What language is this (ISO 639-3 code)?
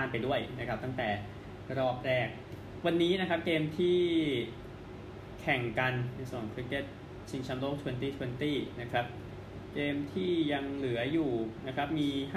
tha